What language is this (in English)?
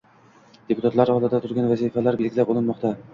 Uzbek